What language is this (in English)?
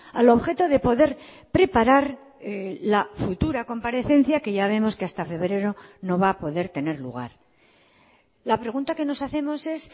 Spanish